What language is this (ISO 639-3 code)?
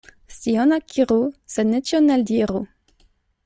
epo